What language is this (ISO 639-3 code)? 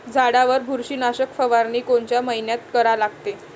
mar